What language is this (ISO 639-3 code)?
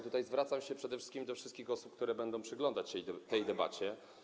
pol